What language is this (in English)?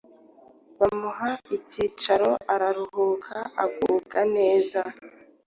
Kinyarwanda